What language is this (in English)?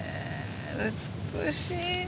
Japanese